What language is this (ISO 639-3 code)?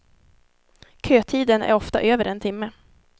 swe